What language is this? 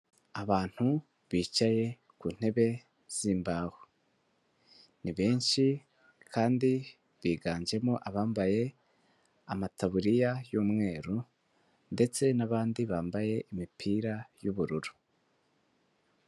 Kinyarwanda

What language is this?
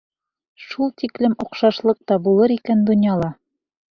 Bashkir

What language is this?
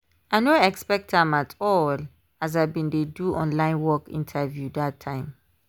Nigerian Pidgin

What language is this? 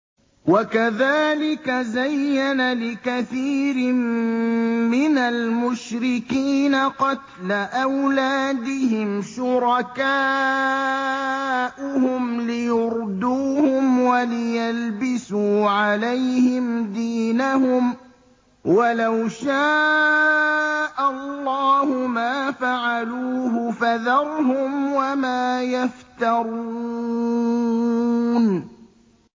Arabic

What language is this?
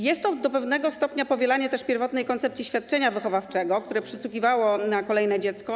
Polish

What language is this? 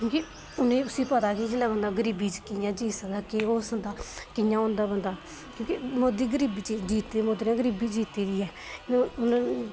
Dogri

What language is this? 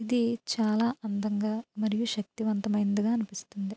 Telugu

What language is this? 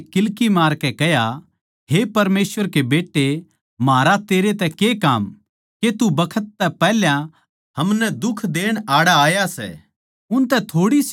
Haryanvi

